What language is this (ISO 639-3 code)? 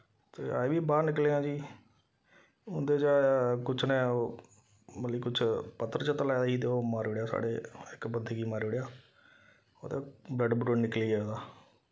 doi